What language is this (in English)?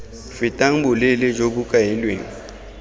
Tswana